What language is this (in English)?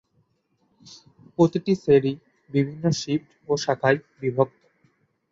Bangla